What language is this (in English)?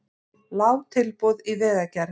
Icelandic